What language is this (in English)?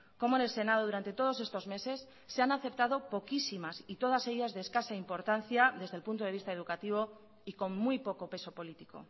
Spanish